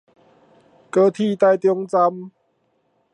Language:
Min Nan Chinese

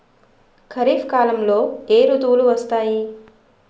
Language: Telugu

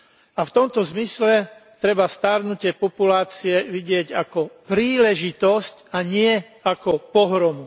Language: Slovak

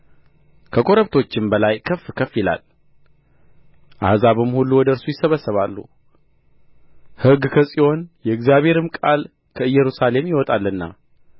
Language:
Amharic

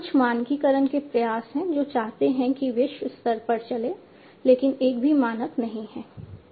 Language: Hindi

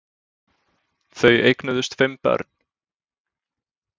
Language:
Icelandic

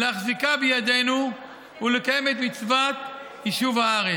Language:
Hebrew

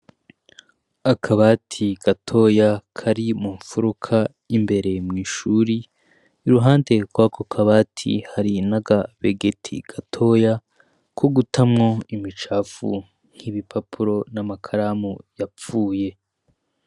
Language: Rundi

